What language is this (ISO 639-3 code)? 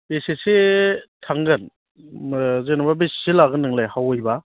brx